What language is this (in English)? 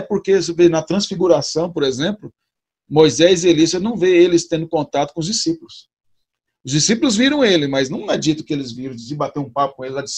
Portuguese